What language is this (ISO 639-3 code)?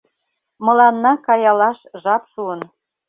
chm